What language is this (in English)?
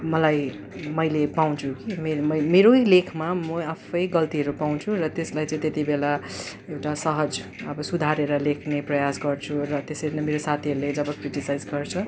Nepali